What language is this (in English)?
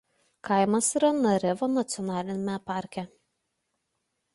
Lithuanian